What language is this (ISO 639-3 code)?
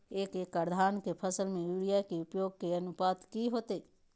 mag